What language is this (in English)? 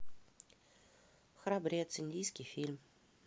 Russian